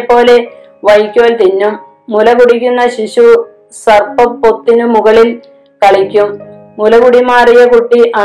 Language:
Malayalam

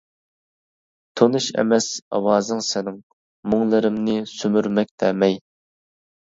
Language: Uyghur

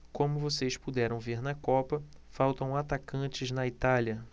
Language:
Portuguese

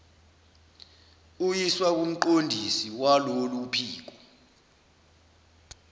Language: Zulu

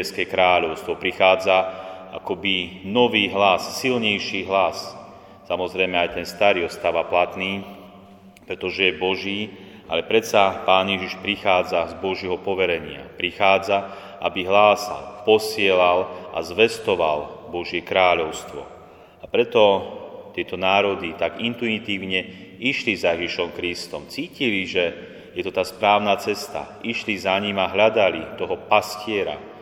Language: Slovak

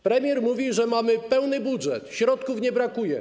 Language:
Polish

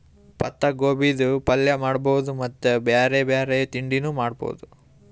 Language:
Kannada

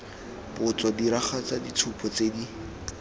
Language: Tswana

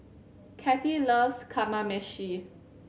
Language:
English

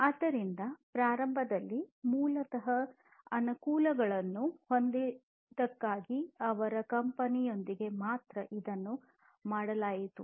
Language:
Kannada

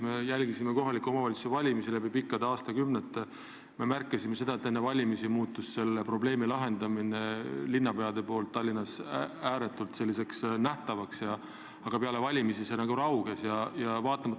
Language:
Estonian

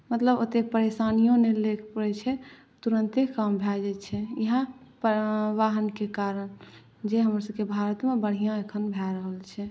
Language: Maithili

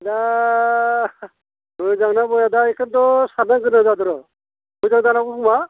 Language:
Bodo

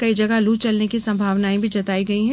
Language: Hindi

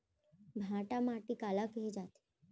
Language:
Chhattisgarhi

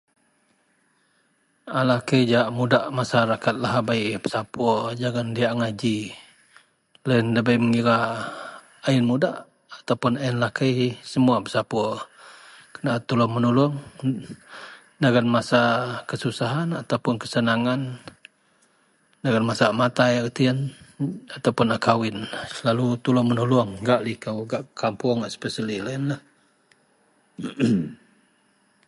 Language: Central Melanau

